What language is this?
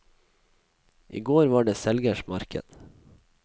Norwegian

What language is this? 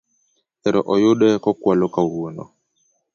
Luo (Kenya and Tanzania)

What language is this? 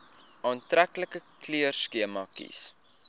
Afrikaans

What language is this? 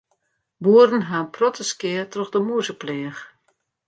Western Frisian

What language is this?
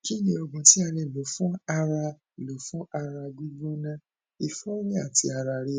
Yoruba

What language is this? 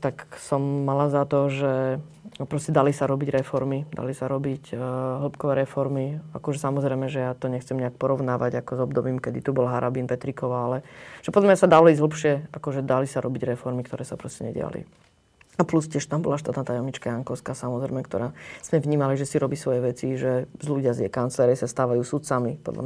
Slovak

